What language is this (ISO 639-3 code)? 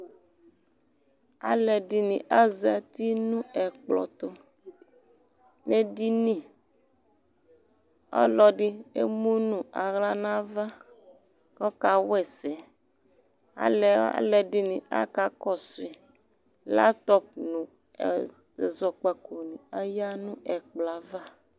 kpo